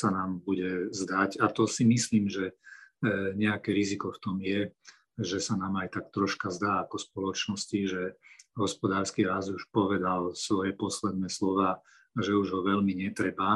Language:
Slovak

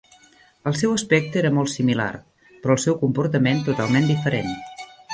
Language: Catalan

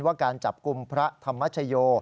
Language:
Thai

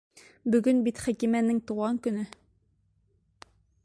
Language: Bashkir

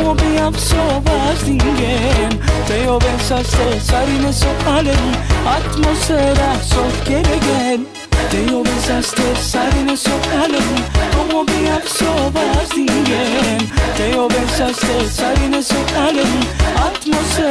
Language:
Bulgarian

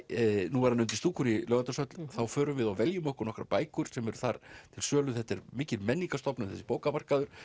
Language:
Icelandic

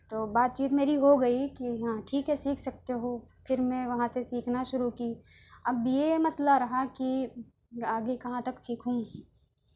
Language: Urdu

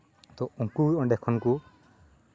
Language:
Santali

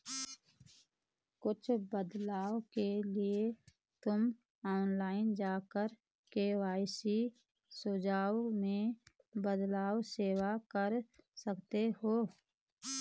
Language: Hindi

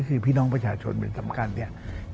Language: Thai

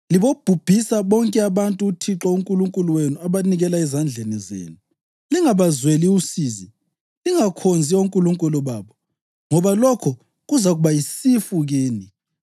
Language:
North Ndebele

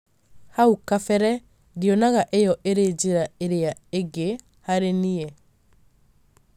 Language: Kikuyu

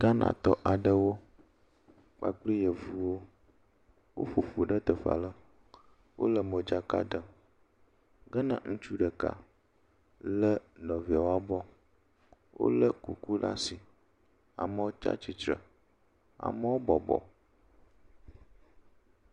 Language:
Ewe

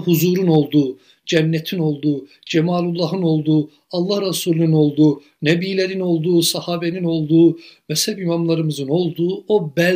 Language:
Turkish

